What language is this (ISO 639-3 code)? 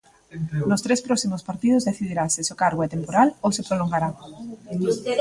glg